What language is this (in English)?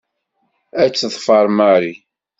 Kabyle